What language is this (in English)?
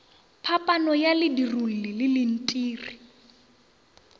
Northern Sotho